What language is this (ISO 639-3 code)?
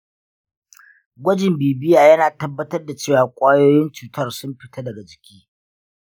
hau